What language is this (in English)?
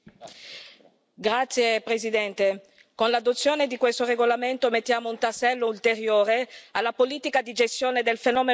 Italian